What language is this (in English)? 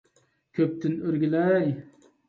Uyghur